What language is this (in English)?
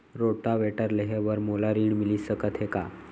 Chhattisgarhi